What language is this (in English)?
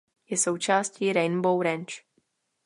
Czech